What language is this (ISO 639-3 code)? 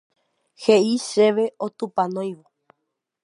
grn